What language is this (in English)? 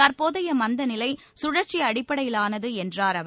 Tamil